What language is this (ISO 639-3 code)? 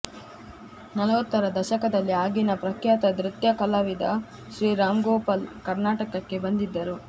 kan